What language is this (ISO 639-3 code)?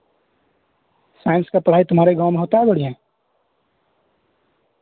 urd